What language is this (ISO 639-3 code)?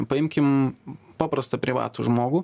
lit